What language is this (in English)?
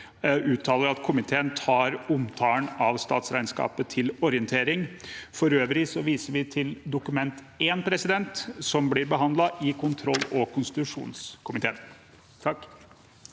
Norwegian